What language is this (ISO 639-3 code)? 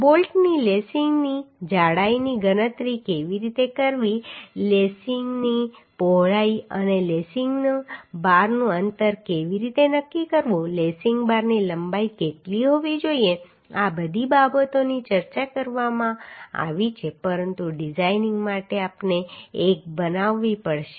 guj